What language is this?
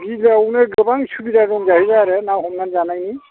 Bodo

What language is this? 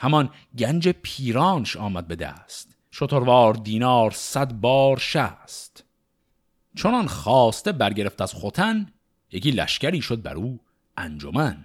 Persian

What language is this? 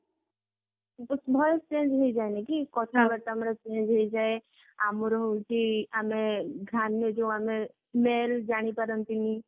Odia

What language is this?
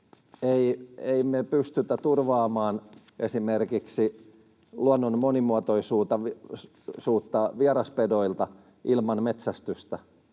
Finnish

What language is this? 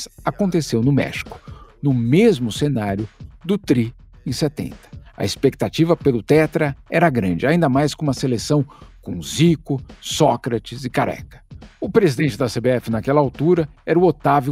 Portuguese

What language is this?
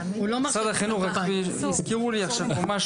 Hebrew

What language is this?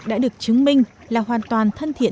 Vietnamese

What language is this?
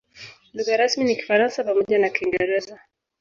Swahili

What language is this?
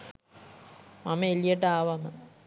Sinhala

